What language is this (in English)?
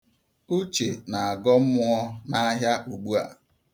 Igbo